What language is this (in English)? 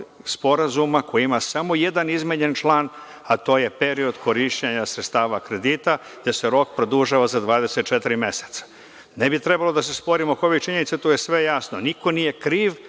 Serbian